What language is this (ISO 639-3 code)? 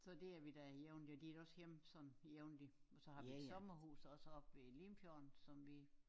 dan